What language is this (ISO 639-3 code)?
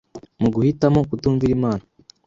kin